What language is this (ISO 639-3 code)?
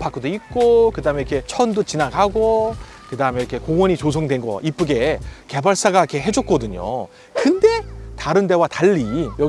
kor